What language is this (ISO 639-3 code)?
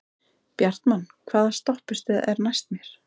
isl